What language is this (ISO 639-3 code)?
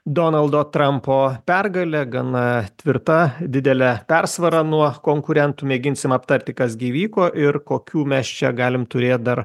lit